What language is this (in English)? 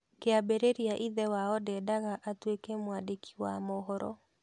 Kikuyu